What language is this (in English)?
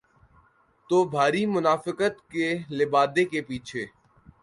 Urdu